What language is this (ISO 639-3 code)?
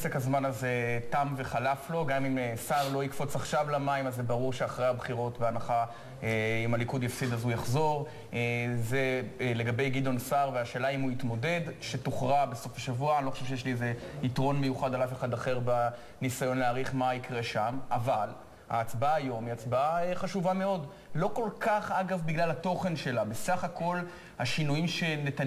heb